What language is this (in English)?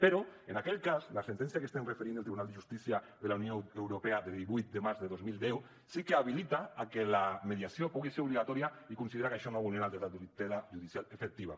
Catalan